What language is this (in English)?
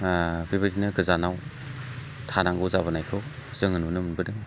Bodo